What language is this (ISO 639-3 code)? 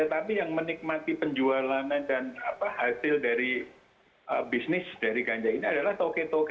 ind